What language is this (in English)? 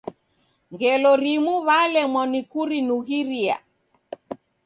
Taita